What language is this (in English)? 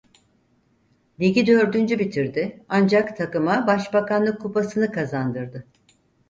Turkish